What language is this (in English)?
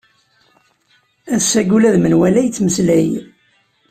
Kabyle